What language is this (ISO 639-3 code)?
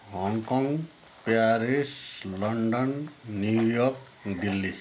nep